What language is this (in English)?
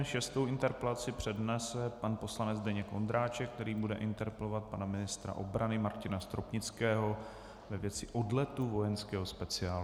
Czech